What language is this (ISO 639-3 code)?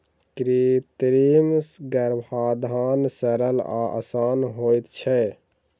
mai